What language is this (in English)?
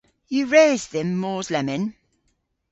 Cornish